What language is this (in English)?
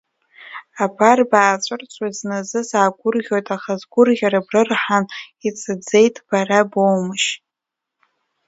Abkhazian